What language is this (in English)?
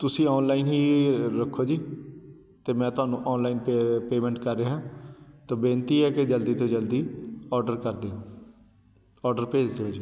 Punjabi